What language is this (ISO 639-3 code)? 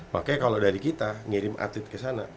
ind